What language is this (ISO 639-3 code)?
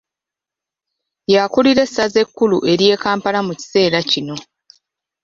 lug